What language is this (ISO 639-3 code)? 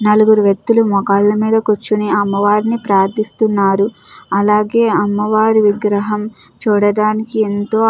tel